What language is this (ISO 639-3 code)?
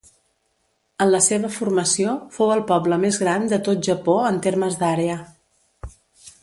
cat